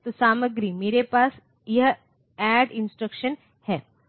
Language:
Hindi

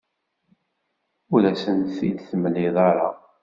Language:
Kabyle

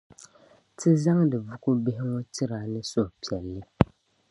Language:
Dagbani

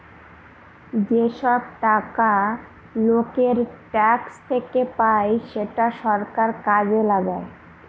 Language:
Bangla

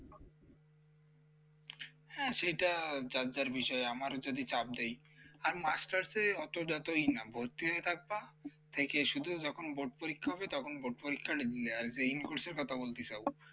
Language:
Bangla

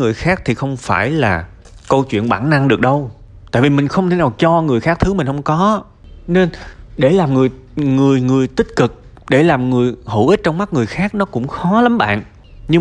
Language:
Vietnamese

